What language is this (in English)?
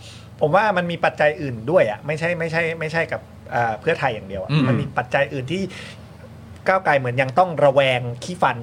Thai